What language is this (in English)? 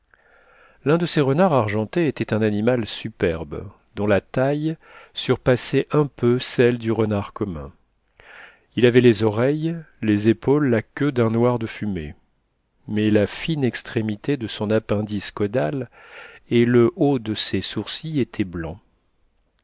French